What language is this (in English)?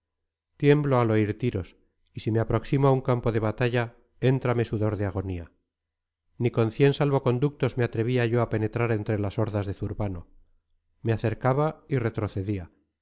Spanish